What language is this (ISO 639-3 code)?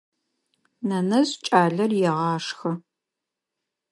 ady